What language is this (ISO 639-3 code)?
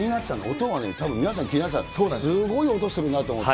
jpn